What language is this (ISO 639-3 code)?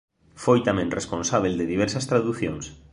glg